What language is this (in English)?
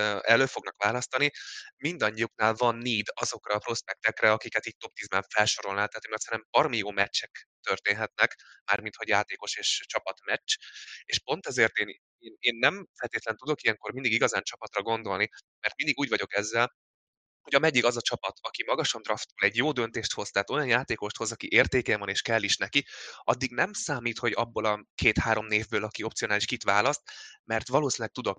Hungarian